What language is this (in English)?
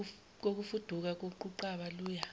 Zulu